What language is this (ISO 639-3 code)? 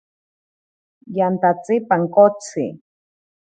prq